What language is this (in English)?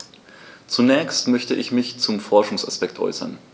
German